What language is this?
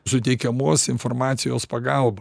Lithuanian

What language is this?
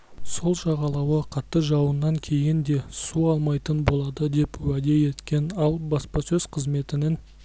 Kazakh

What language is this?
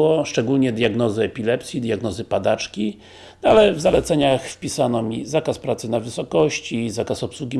Polish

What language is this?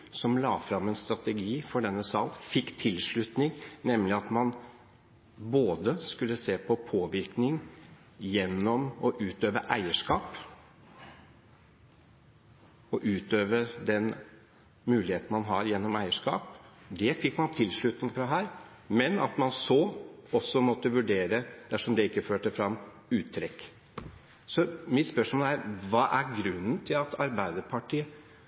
Norwegian Bokmål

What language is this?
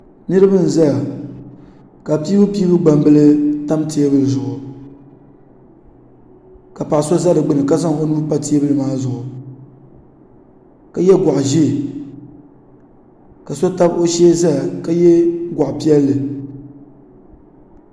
Dagbani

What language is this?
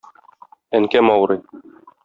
Tatar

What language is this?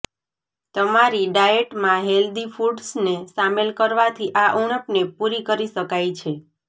Gujarati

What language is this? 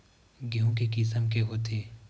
Chhattisgarhi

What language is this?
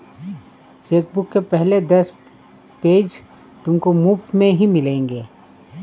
Hindi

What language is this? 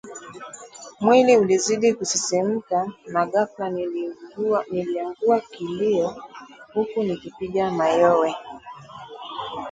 Swahili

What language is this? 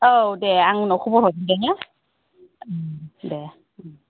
Bodo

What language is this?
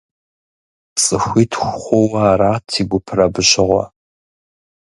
Kabardian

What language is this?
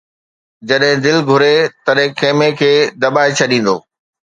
Sindhi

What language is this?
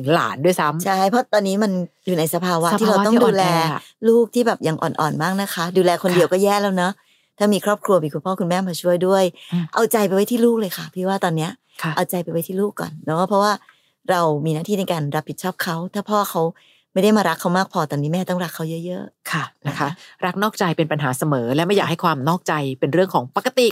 Thai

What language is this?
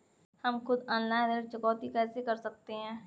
Hindi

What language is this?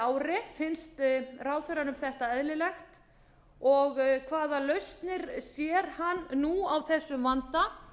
Icelandic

